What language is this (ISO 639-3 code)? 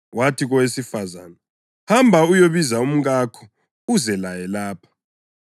nde